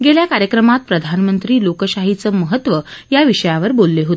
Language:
Marathi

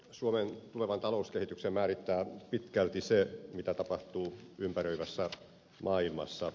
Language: Finnish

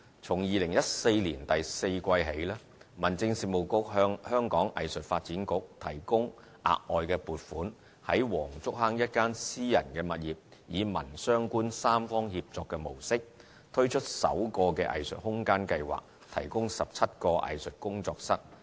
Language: Cantonese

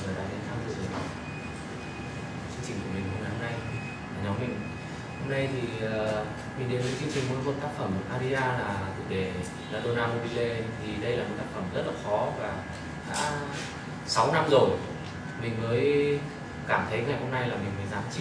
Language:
Vietnamese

